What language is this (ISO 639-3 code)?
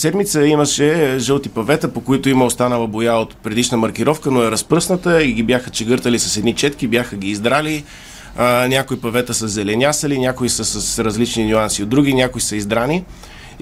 bul